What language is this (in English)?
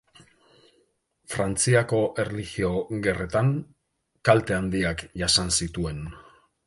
Basque